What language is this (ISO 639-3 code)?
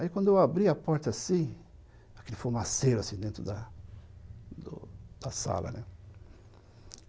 por